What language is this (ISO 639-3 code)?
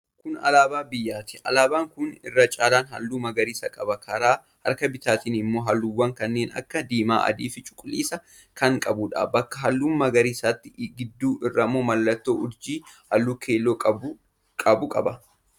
orm